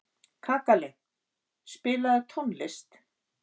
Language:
Icelandic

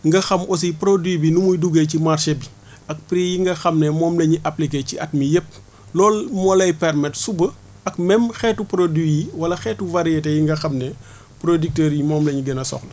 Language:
Wolof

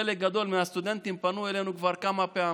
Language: Hebrew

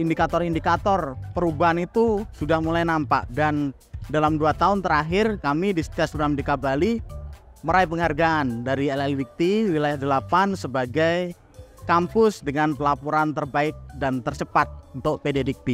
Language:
Indonesian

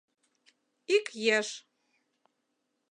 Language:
Mari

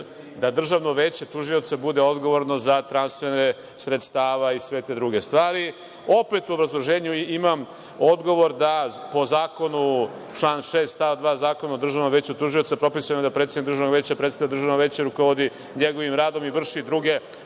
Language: Serbian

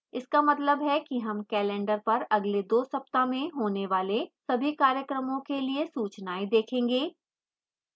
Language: Hindi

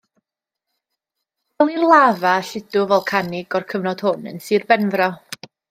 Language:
Welsh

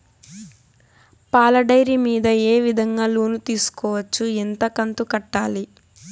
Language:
Telugu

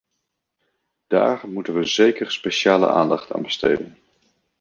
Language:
Dutch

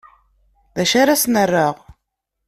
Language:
Kabyle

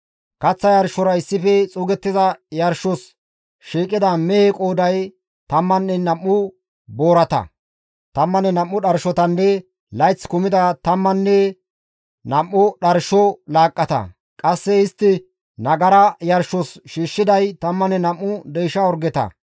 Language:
Gamo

